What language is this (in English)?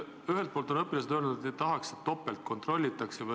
Estonian